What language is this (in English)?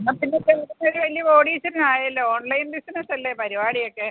Malayalam